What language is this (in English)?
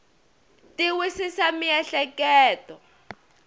Tsonga